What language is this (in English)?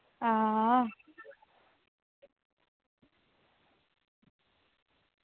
Dogri